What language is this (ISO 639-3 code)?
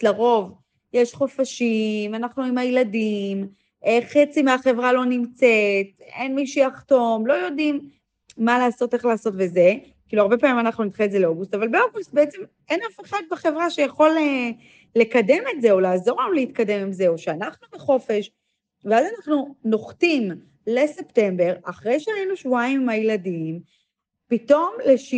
heb